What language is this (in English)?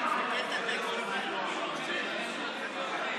Hebrew